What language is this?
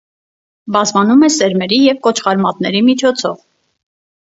Armenian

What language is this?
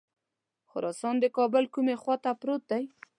Pashto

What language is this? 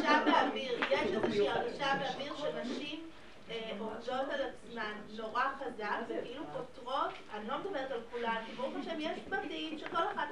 Hebrew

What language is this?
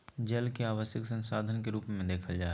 Magahi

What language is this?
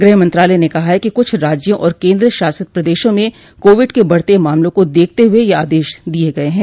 Hindi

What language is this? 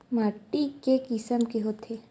Chhattisgarhi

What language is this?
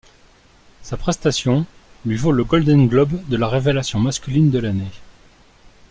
French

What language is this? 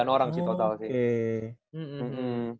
Indonesian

